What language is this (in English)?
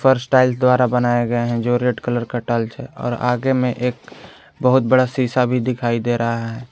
Hindi